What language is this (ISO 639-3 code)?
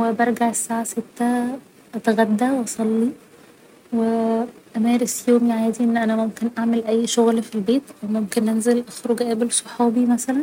arz